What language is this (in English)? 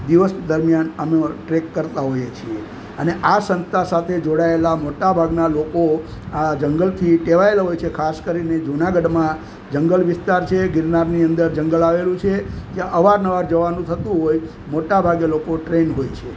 Gujarati